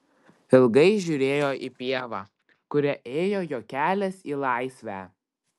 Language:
Lithuanian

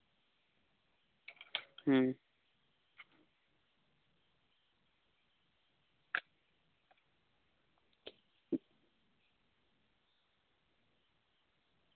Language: Santali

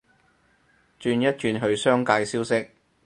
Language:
Cantonese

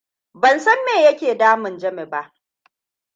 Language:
Hausa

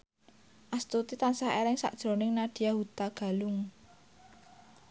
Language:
Javanese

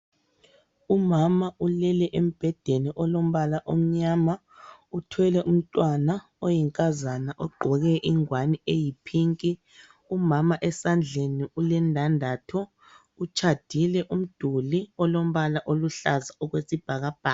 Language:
North Ndebele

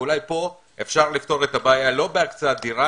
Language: Hebrew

